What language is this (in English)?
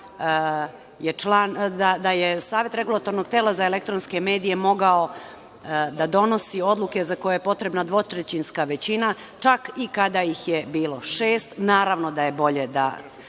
Serbian